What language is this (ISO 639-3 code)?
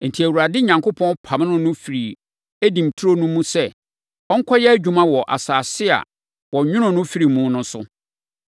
aka